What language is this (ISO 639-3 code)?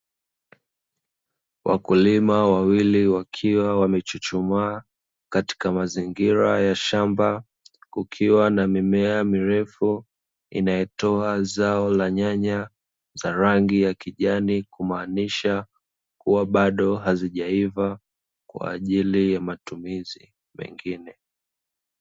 swa